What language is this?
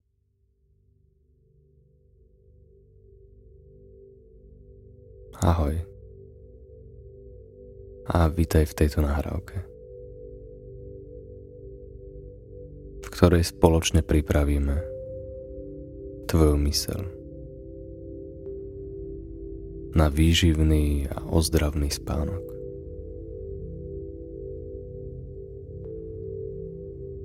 Slovak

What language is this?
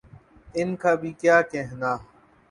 Urdu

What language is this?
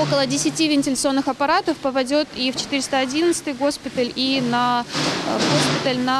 Russian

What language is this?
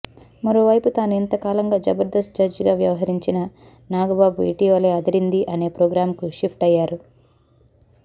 Telugu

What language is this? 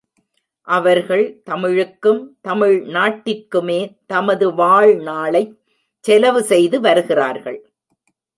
Tamil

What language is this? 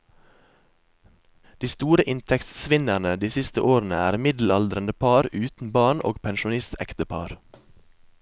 Norwegian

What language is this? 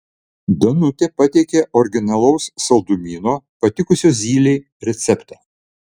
Lithuanian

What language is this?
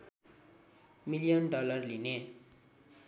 Nepali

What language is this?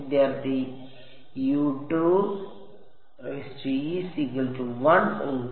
Malayalam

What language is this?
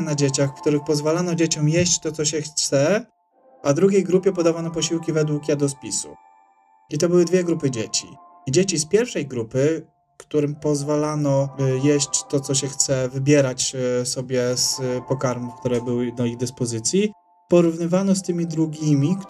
Polish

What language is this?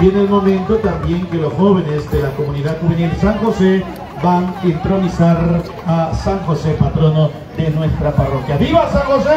Spanish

